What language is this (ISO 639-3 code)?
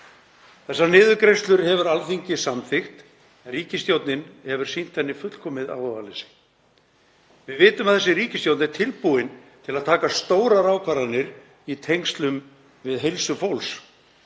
isl